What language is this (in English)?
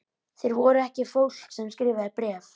Icelandic